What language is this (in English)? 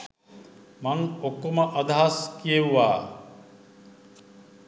Sinhala